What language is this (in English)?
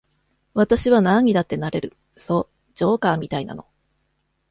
Japanese